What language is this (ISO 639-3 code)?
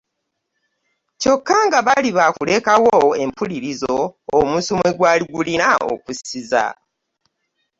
lug